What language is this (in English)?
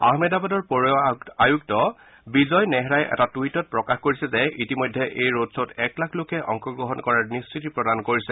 Assamese